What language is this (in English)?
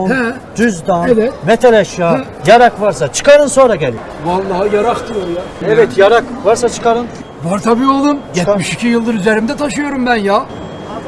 Turkish